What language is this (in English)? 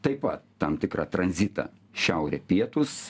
Lithuanian